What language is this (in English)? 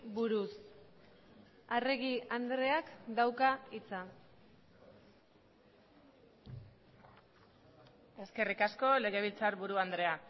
Basque